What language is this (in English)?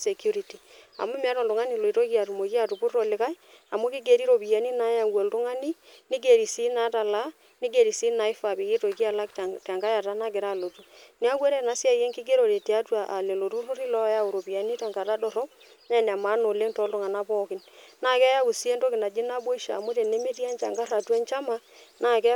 Masai